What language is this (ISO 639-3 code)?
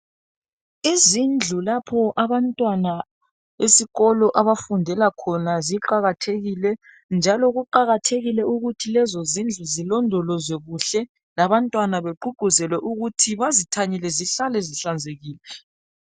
nde